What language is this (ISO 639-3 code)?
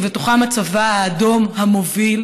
heb